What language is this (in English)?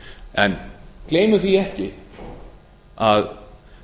Icelandic